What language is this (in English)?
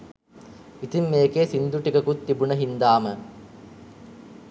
Sinhala